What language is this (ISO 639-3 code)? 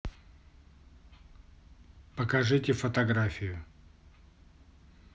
rus